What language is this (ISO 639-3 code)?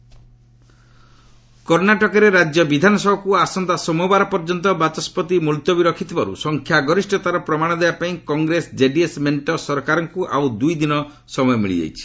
ori